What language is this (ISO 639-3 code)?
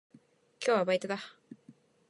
jpn